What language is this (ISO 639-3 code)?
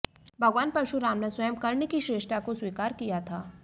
hin